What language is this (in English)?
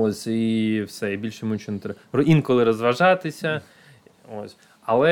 Ukrainian